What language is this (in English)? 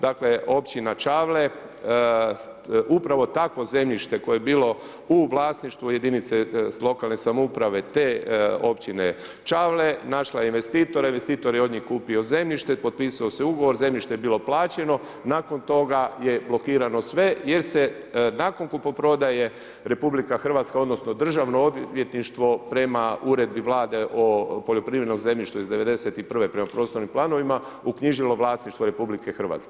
Croatian